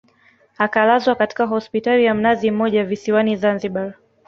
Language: Swahili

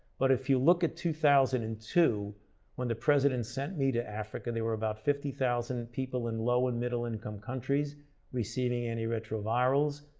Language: English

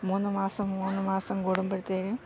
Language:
Malayalam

